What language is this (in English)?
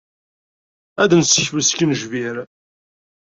Kabyle